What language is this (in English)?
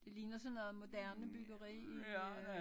Danish